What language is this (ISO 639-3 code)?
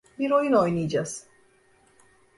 tur